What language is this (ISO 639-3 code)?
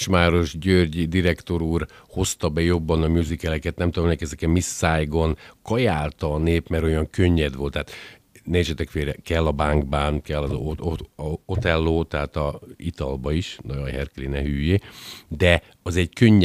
hun